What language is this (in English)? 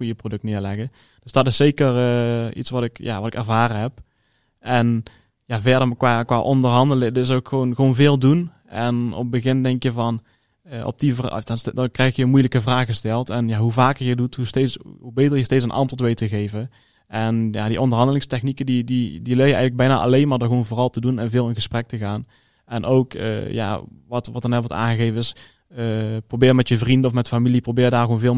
Dutch